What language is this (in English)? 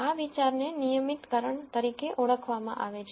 Gujarati